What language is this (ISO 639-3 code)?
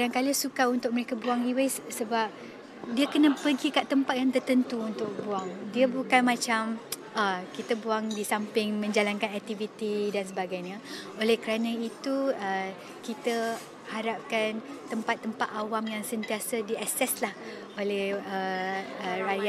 msa